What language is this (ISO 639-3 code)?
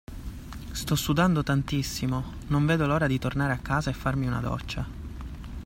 ita